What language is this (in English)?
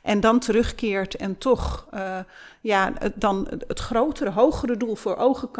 Dutch